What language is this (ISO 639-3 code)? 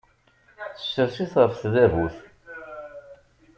kab